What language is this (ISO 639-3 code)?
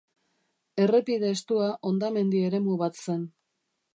eus